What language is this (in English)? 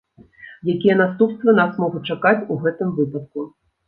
Belarusian